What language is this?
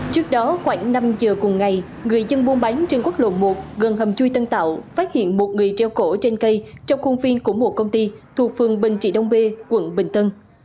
Vietnamese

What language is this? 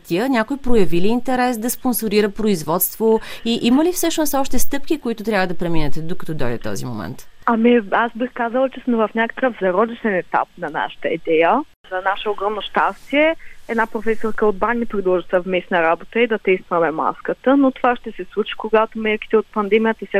Bulgarian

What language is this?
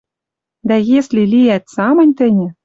Western Mari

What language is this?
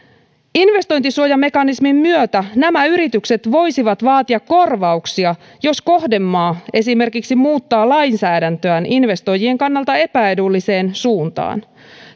Finnish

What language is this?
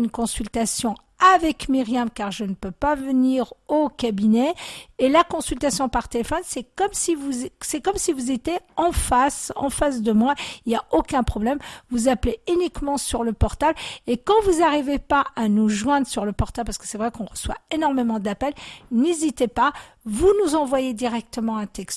French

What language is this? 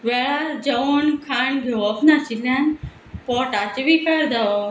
Konkani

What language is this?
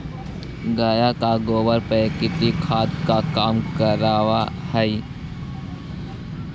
Magahi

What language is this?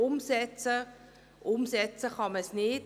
Swiss German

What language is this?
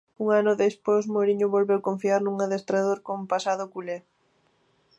Galician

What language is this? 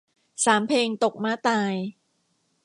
Thai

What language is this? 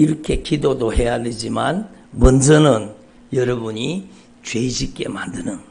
Korean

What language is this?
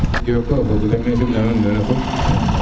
Serer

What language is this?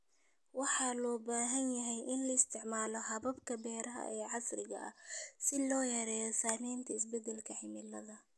Somali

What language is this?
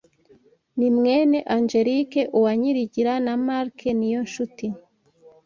Kinyarwanda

